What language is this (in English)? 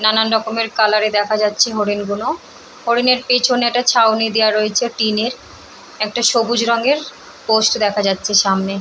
Bangla